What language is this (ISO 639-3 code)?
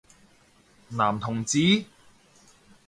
yue